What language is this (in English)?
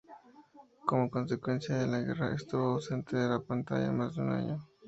Spanish